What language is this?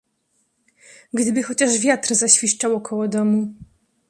Polish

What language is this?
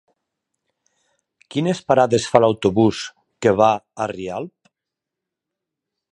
Catalan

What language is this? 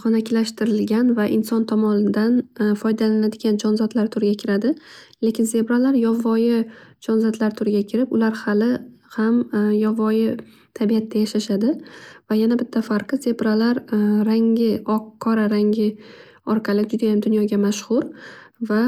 Uzbek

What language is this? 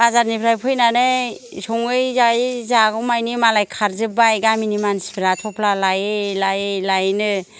Bodo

